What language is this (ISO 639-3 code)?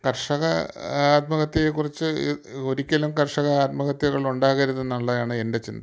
mal